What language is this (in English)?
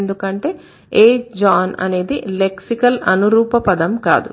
Telugu